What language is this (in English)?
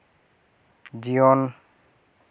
Santali